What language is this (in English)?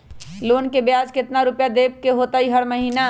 Magahi